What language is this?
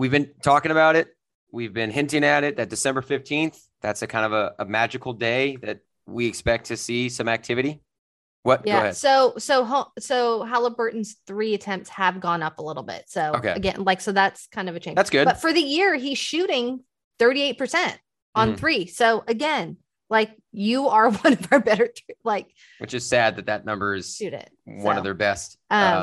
English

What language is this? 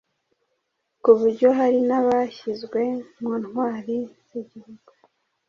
Kinyarwanda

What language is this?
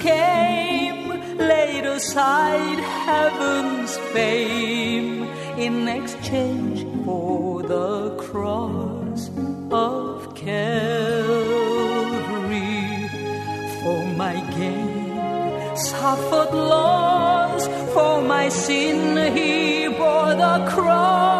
Filipino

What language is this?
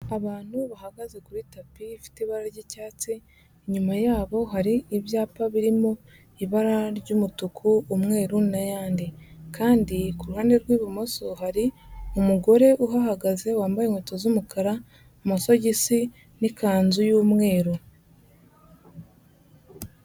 Kinyarwanda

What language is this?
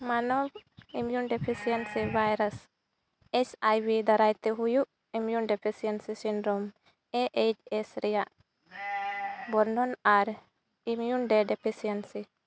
Santali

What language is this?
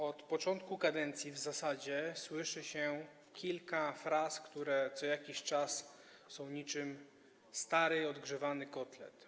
Polish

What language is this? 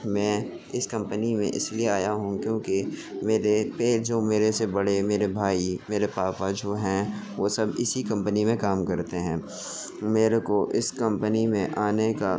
Urdu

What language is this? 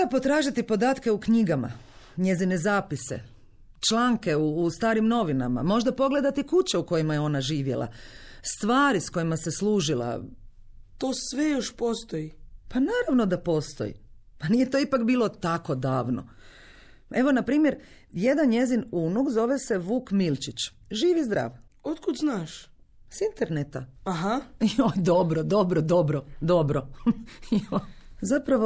Croatian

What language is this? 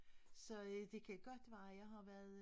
Danish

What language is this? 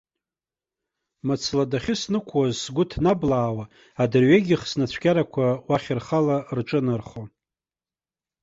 Abkhazian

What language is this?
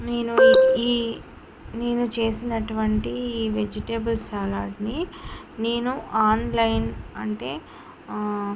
Telugu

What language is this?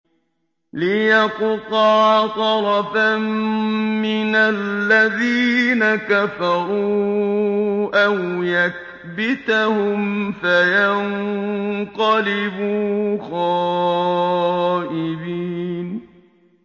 Arabic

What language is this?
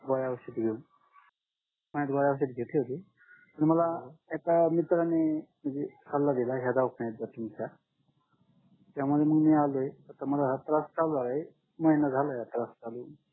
Marathi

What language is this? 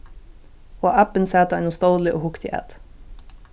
Faroese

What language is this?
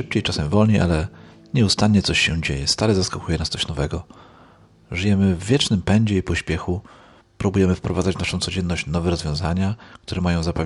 Polish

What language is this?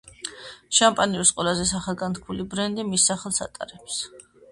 Georgian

